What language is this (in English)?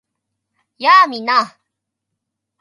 Japanese